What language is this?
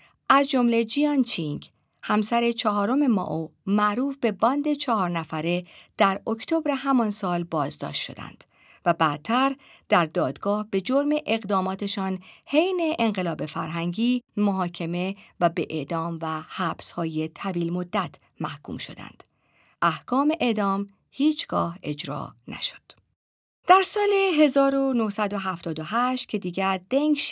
Persian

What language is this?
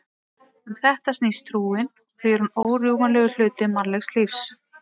Icelandic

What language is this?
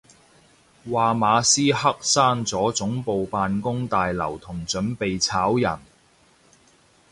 Cantonese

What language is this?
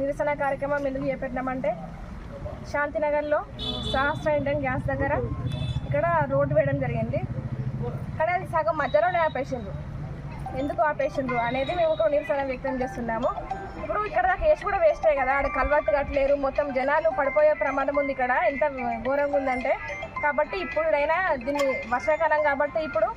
Telugu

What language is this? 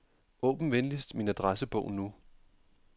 Danish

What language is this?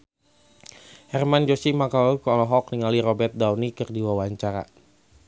Sundanese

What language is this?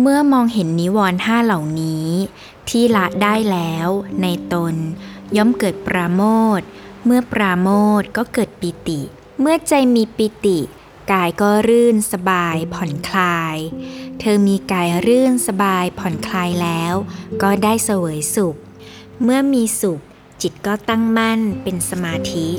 Thai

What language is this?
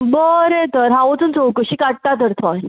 Konkani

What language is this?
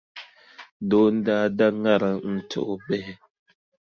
Dagbani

